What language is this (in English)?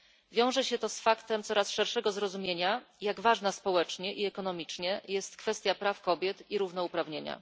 Polish